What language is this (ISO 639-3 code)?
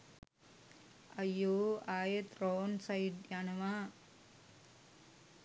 sin